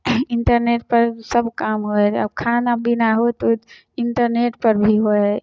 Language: Maithili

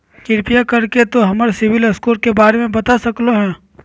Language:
Magahi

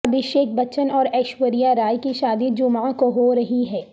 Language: Urdu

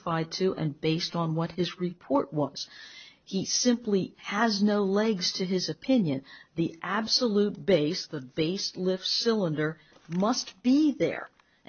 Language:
English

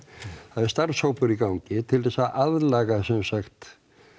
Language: Icelandic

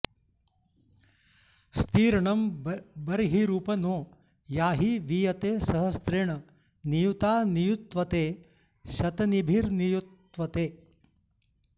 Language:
Sanskrit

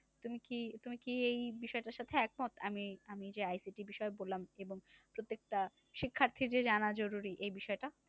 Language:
Bangla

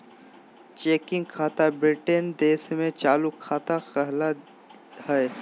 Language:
Magahi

